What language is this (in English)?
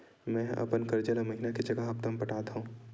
Chhattisgarhi